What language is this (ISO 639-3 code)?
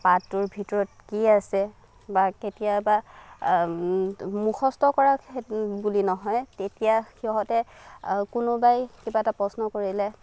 asm